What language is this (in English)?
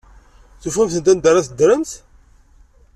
Kabyle